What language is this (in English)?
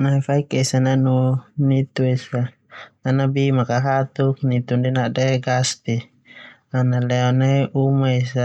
Termanu